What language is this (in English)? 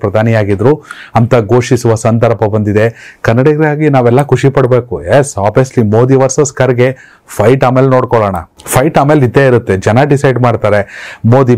Kannada